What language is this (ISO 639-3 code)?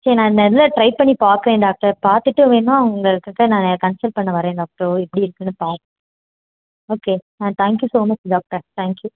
tam